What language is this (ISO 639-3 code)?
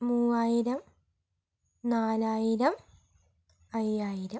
mal